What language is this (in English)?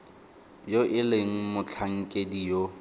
Tswana